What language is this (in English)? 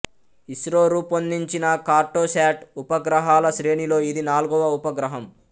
Telugu